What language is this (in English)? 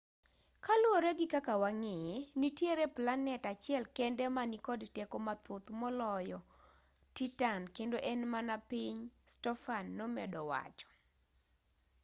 Luo (Kenya and Tanzania)